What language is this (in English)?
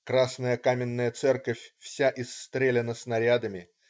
Russian